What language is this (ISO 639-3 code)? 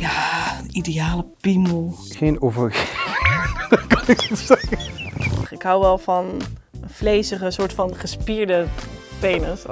nld